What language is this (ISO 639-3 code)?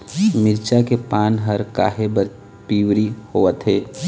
hne